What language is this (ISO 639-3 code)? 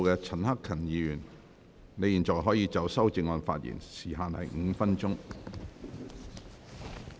yue